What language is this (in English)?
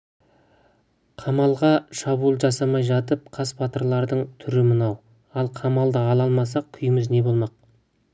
Kazakh